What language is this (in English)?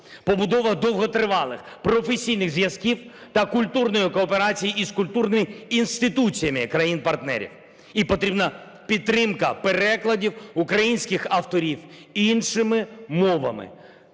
Ukrainian